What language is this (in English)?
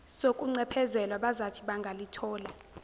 Zulu